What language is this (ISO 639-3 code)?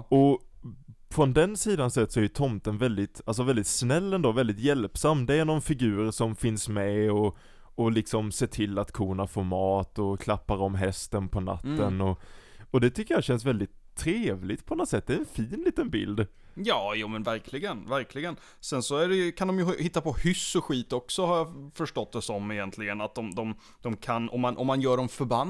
swe